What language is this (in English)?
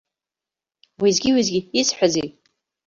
Abkhazian